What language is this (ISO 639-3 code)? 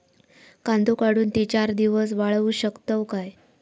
mar